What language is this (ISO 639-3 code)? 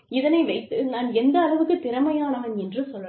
tam